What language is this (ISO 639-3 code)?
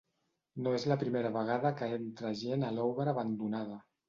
cat